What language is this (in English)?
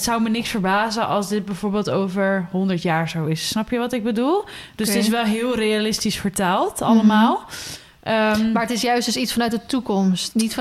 Dutch